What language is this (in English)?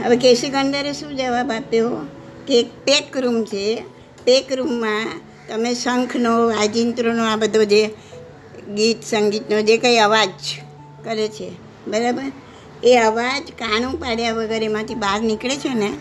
Gujarati